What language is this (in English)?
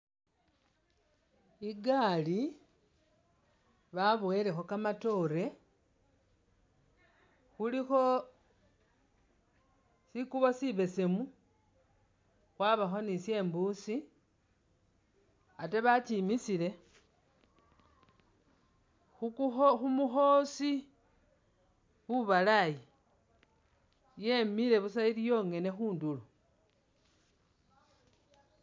Masaaba